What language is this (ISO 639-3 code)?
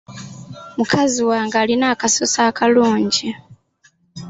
lug